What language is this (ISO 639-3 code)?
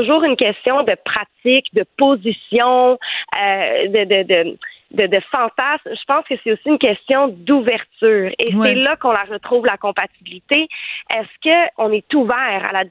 fra